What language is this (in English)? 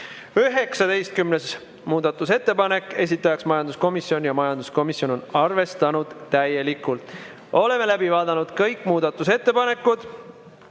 Estonian